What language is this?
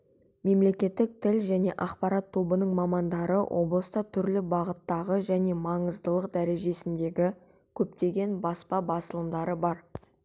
Kazakh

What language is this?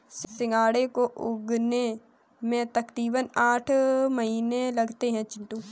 Hindi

